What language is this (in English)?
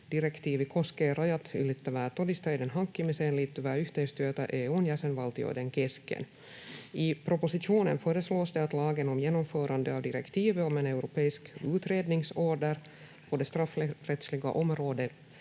Finnish